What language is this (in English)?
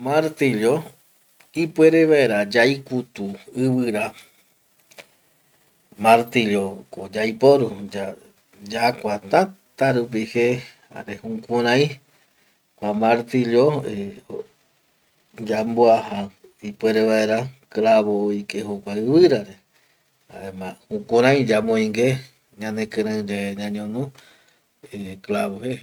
Eastern Bolivian Guaraní